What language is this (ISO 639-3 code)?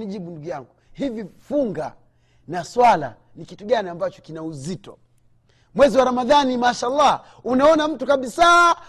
swa